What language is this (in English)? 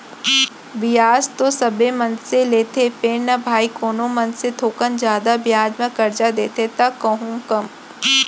Chhattisgarhi